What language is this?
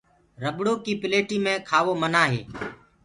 Gurgula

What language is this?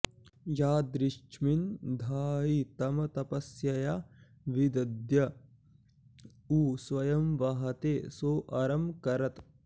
Sanskrit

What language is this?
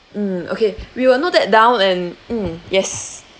English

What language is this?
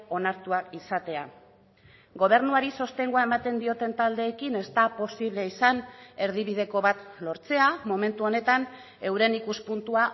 Basque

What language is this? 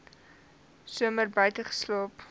Afrikaans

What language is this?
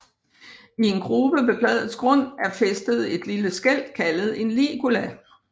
Danish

